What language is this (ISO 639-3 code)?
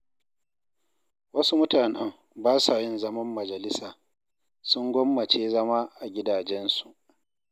hau